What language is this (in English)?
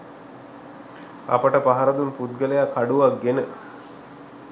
Sinhala